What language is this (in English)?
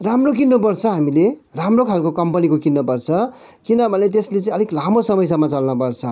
Nepali